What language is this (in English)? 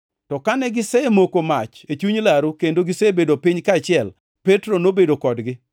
Luo (Kenya and Tanzania)